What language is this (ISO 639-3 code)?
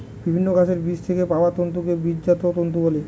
ben